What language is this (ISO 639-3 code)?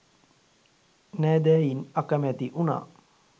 sin